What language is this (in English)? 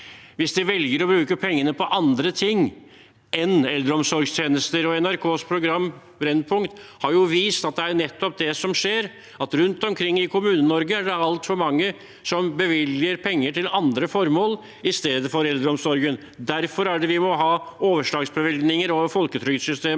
Norwegian